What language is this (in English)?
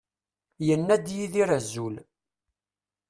Kabyle